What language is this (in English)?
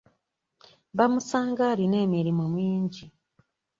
Ganda